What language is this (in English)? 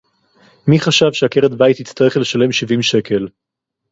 Hebrew